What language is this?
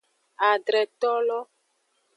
Aja (Benin)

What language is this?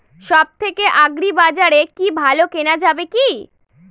Bangla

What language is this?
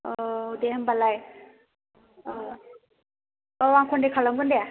Bodo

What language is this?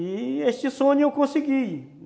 Portuguese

